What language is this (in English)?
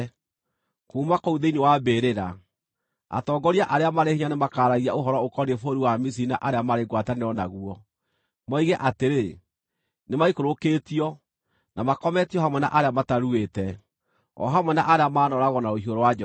Kikuyu